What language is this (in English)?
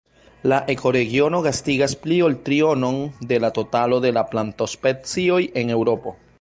Esperanto